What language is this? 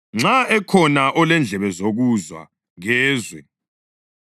North Ndebele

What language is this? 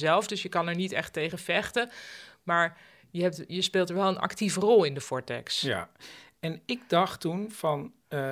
Dutch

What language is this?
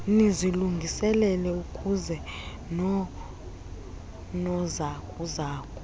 Xhosa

